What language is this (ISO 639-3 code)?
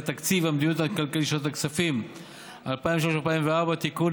heb